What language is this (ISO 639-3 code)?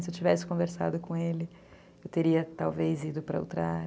por